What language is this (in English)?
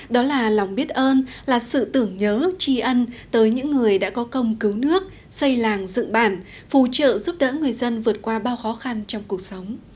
Vietnamese